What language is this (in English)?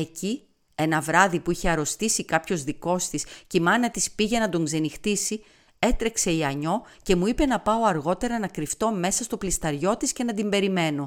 Greek